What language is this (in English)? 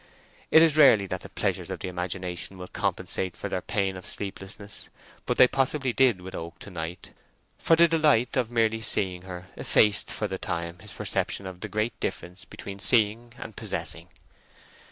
English